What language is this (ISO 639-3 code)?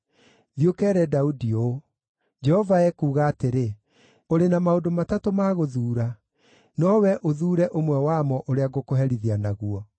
kik